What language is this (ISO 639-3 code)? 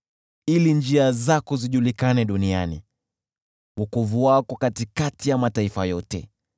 swa